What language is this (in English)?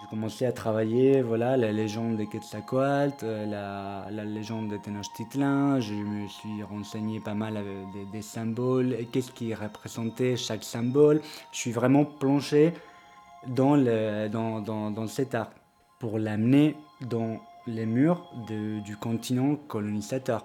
French